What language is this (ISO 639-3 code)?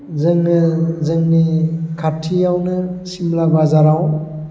brx